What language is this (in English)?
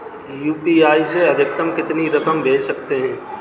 Hindi